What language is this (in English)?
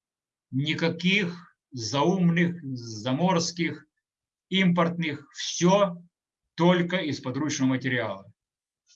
Russian